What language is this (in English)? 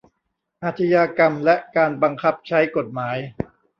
Thai